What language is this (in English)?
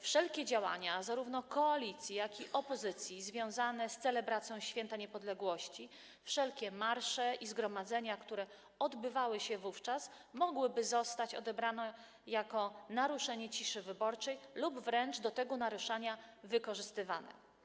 Polish